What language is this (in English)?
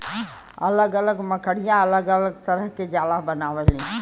Bhojpuri